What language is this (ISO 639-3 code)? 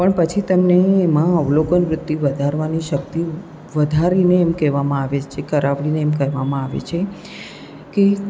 guj